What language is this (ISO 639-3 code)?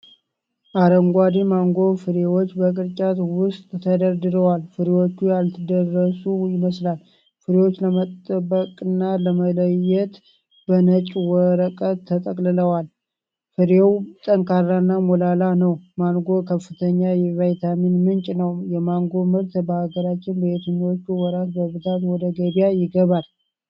amh